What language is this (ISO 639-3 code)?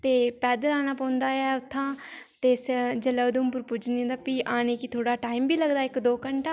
doi